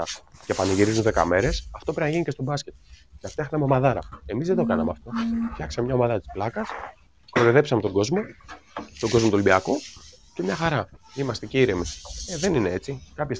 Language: Greek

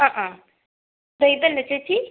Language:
Malayalam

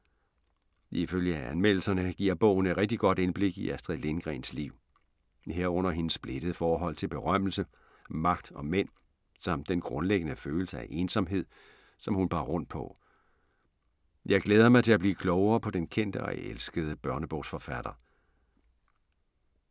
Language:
Danish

